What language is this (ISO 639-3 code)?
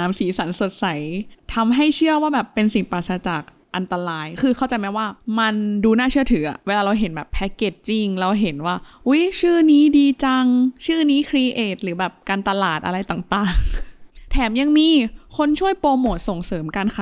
tha